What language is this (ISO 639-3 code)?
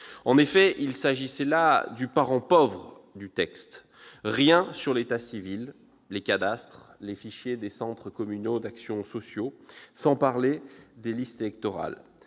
fra